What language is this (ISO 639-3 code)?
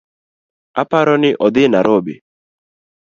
luo